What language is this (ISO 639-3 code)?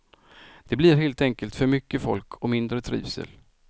swe